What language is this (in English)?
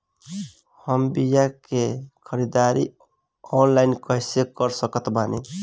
Bhojpuri